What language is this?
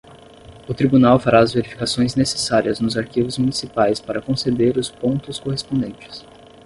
Portuguese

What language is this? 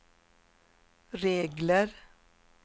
Swedish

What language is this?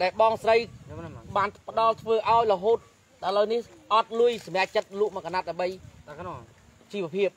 Vietnamese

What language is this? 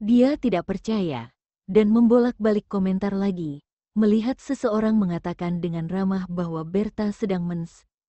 Indonesian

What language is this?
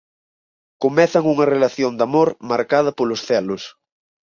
Galician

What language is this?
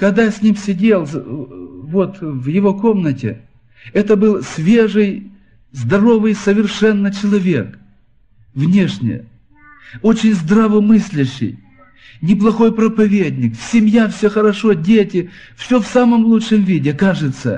Russian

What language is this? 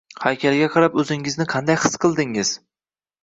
Uzbek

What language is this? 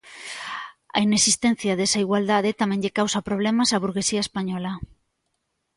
Galician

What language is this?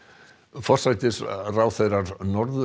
Icelandic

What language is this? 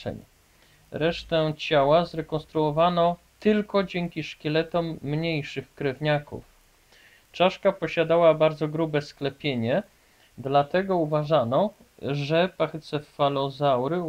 Polish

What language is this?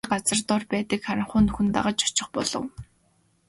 Mongolian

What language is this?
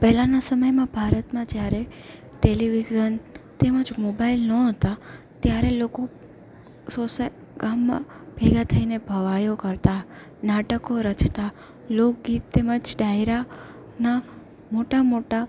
Gujarati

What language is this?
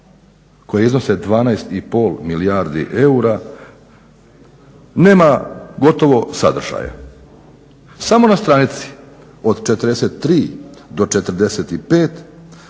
Croatian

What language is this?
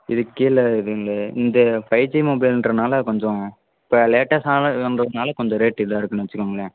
Tamil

